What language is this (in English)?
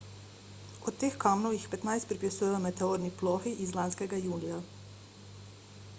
Slovenian